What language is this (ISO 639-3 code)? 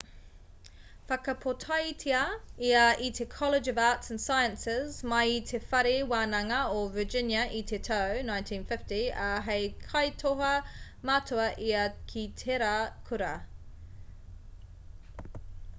mri